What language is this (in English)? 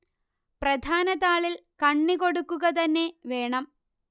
Malayalam